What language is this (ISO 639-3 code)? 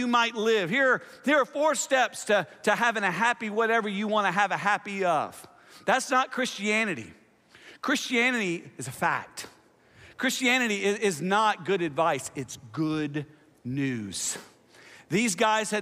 eng